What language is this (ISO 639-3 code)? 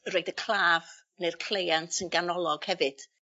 cym